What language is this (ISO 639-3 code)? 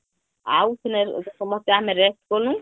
ori